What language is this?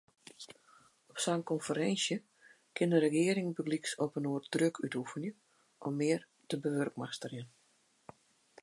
Western Frisian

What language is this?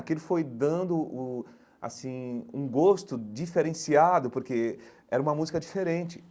Portuguese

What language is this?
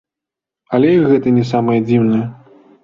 Belarusian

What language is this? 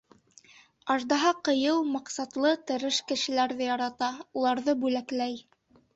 Bashkir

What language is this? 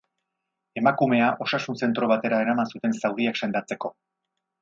Basque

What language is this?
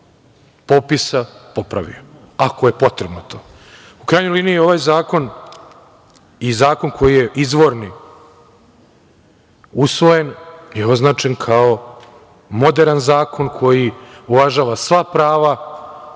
Serbian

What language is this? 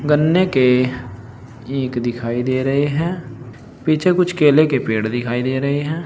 Hindi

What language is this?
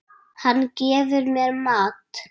Icelandic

